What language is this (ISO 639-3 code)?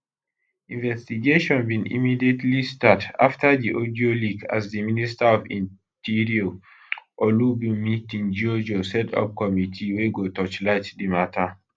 pcm